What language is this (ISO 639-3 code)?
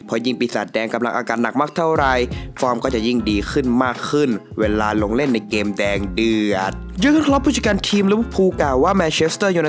tha